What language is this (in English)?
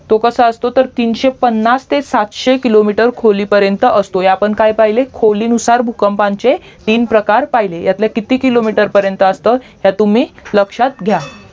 Marathi